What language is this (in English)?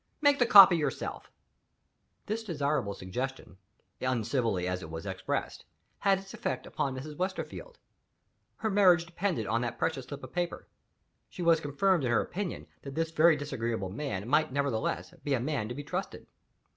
English